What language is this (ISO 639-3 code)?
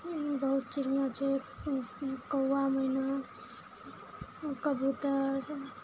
mai